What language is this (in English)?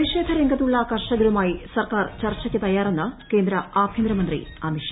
Malayalam